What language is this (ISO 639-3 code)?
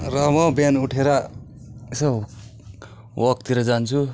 nep